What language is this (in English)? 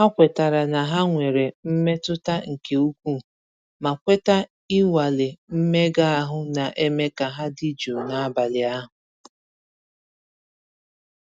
Igbo